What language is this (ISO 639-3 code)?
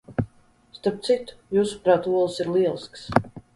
lav